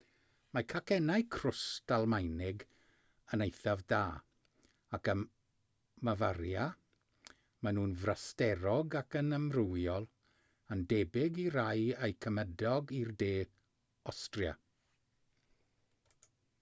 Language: Welsh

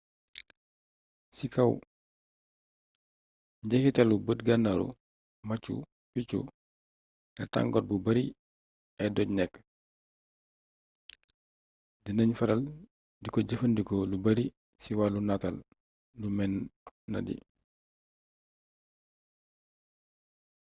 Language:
Wolof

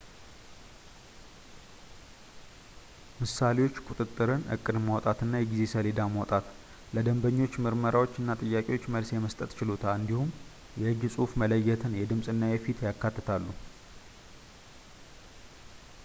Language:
Amharic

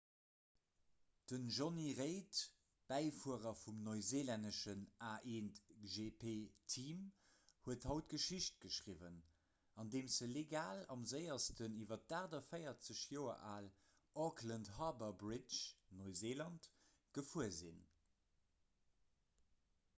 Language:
Luxembourgish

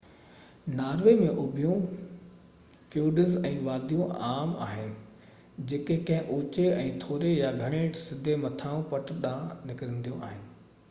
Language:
Sindhi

